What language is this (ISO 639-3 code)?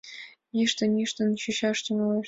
chm